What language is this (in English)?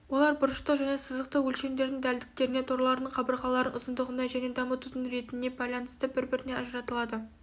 Kazakh